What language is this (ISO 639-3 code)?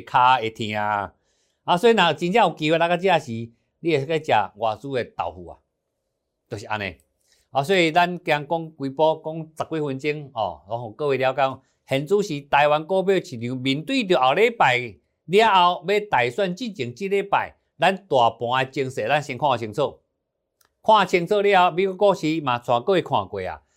zho